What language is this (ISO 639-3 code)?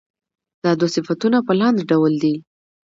pus